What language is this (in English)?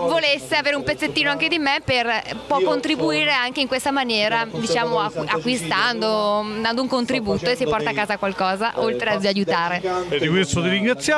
Italian